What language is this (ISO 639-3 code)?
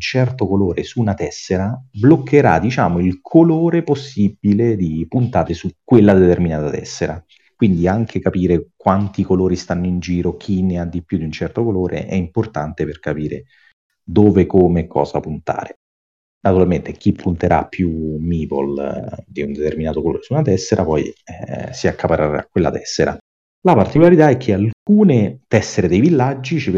ita